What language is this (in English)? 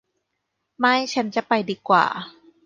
Thai